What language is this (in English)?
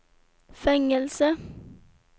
Swedish